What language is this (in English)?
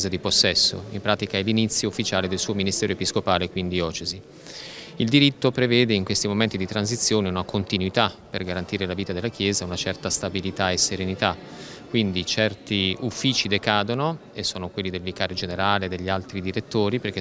Italian